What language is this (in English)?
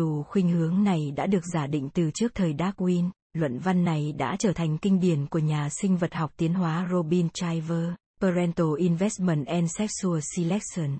Vietnamese